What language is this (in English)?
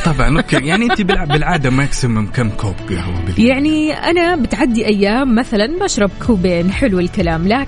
Arabic